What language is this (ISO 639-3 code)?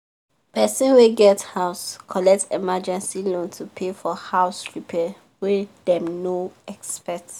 pcm